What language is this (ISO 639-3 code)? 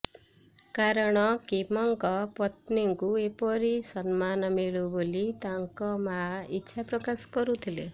ori